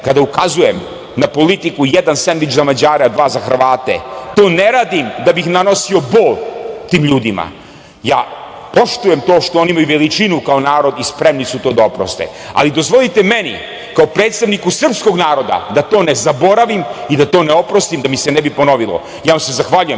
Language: Serbian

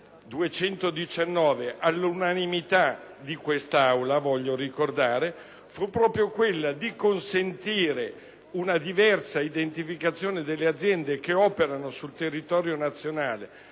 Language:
Italian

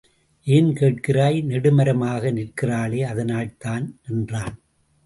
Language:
Tamil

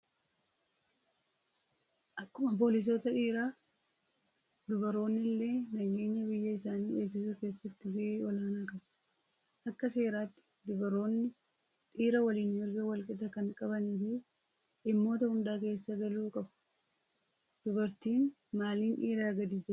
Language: Oromo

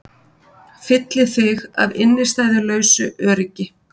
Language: Icelandic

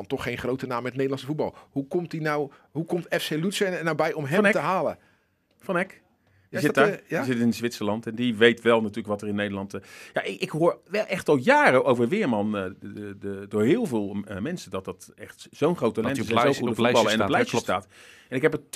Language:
Dutch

